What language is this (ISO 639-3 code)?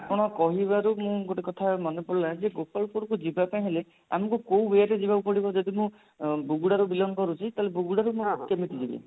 ori